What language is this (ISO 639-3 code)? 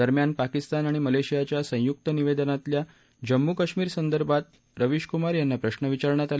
mar